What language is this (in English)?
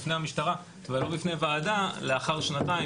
Hebrew